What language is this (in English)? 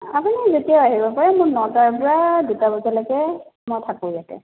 Assamese